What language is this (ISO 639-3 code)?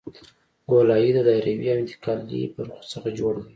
pus